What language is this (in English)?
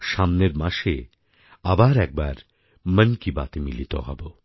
Bangla